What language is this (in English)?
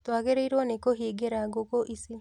Kikuyu